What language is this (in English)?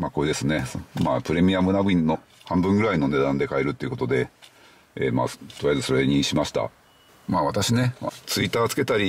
Japanese